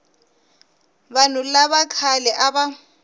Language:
Tsonga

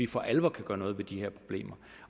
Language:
Danish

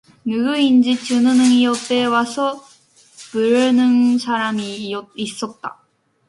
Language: Korean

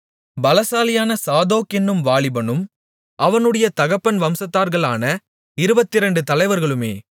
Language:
Tamil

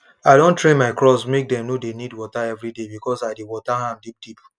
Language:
Nigerian Pidgin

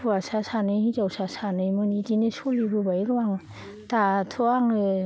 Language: Bodo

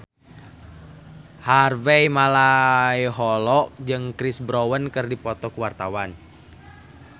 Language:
Sundanese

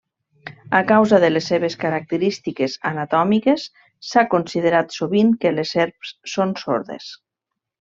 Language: Catalan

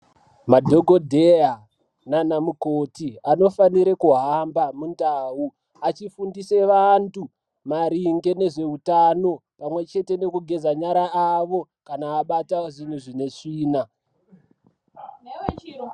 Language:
Ndau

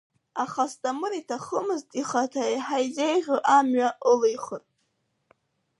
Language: Abkhazian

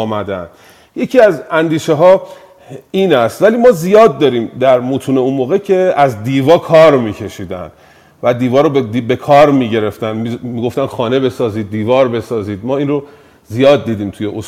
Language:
Persian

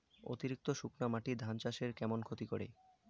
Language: Bangla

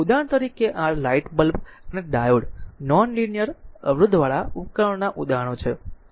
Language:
Gujarati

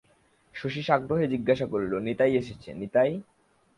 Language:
Bangla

